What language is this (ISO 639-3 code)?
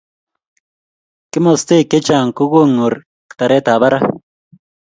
kln